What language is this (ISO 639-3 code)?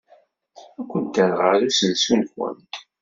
kab